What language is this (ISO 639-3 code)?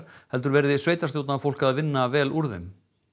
isl